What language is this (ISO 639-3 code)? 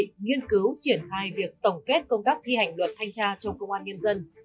vie